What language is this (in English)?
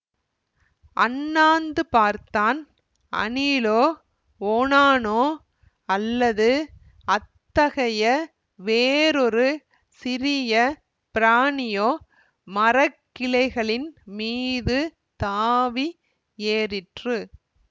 Tamil